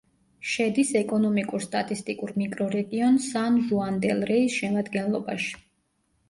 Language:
Georgian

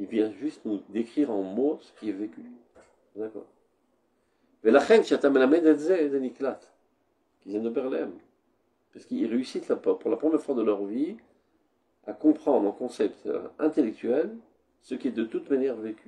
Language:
French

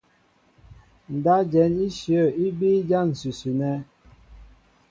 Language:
Mbo (Cameroon)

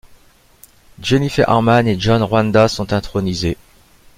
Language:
French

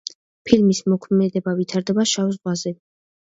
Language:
Georgian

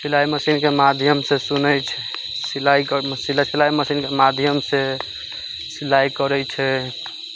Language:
Maithili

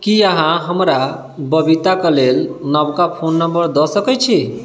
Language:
Maithili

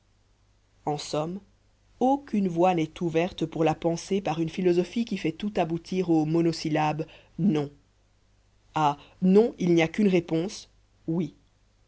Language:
French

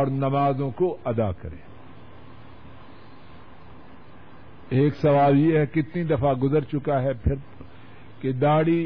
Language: Urdu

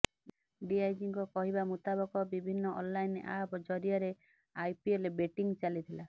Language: Odia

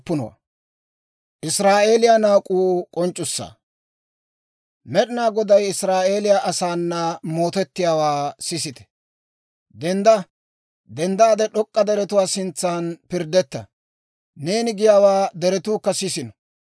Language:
Dawro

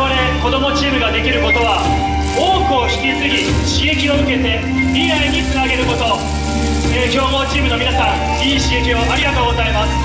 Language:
Japanese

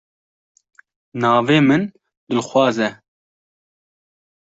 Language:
Kurdish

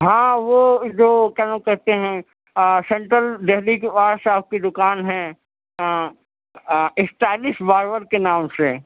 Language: Urdu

